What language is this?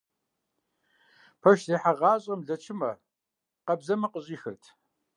Kabardian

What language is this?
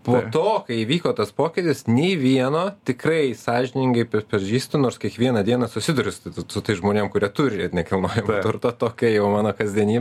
Lithuanian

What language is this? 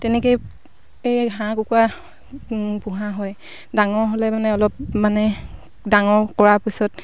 Assamese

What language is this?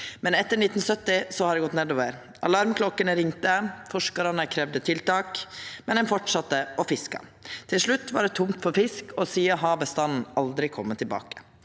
Norwegian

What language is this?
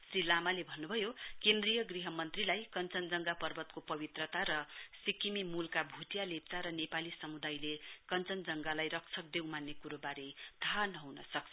Nepali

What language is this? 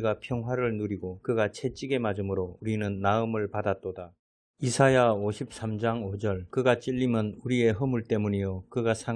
Korean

